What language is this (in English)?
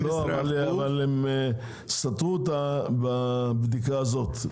Hebrew